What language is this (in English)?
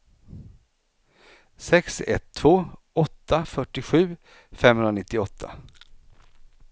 Swedish